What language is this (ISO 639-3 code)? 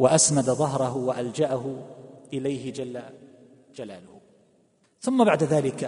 ara